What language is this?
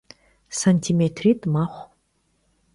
Kabardian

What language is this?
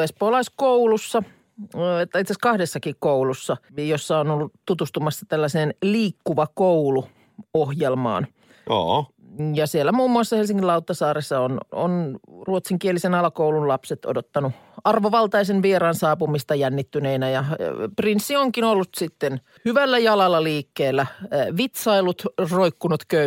Finnish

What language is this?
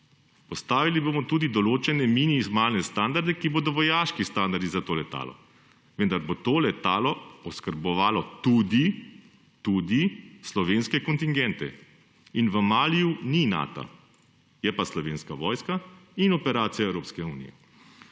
Slovenian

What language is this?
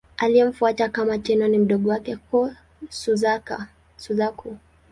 Swahili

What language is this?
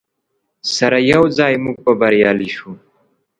Pashto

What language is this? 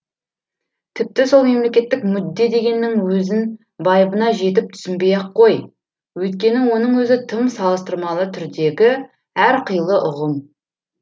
Kazakh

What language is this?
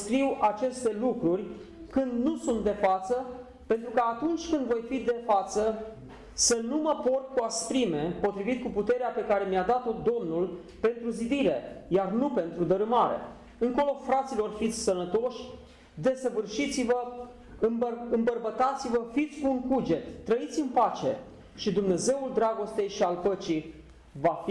Romanian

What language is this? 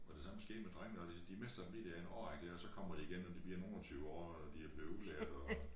Danish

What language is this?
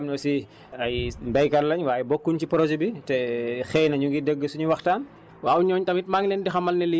Wolof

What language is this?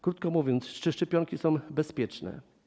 Polish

